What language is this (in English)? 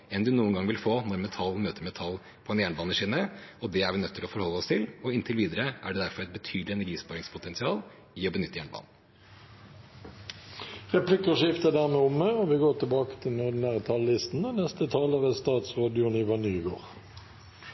Norwegian